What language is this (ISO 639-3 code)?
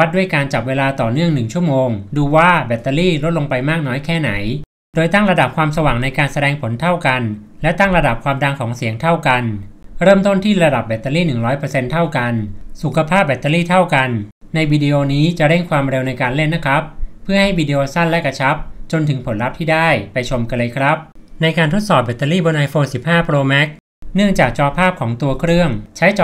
tha